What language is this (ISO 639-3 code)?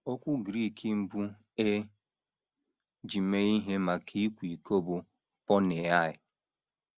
ibo